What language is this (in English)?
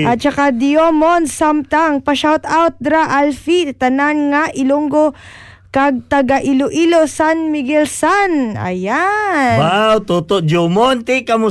Filipino